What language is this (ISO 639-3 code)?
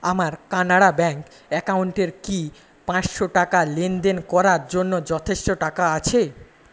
ben